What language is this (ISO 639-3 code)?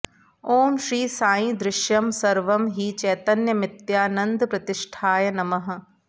san